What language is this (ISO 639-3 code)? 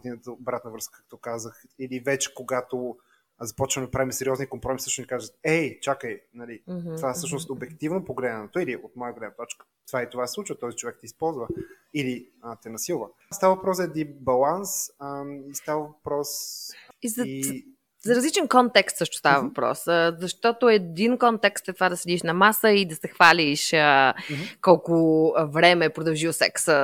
bul